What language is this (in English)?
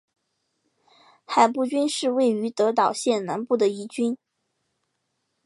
Chinese